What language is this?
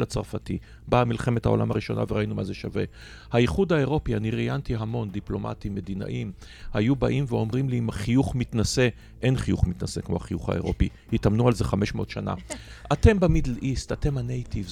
Hebrew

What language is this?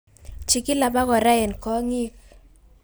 Kalenjin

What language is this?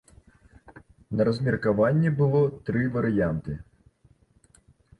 Belarusian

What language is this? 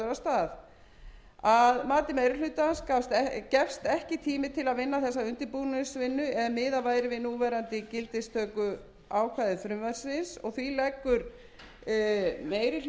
Icelandic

